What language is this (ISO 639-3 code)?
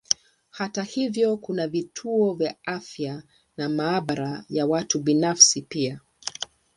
swa